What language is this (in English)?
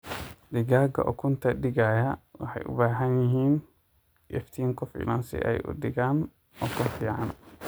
Somali